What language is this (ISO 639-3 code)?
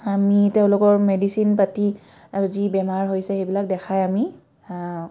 asm